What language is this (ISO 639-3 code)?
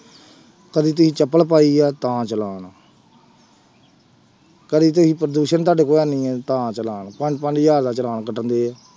pan